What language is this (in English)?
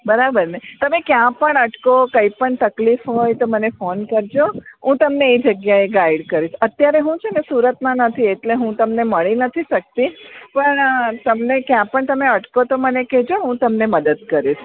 Gujarati